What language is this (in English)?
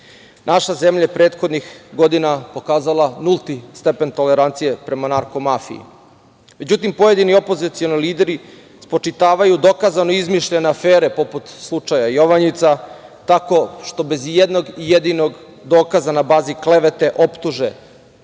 Serbian